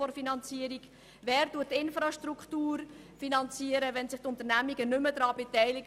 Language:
Swiss German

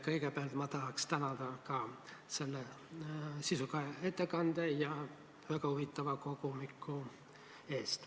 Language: Estonian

